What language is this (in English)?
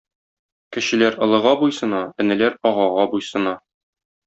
Tatar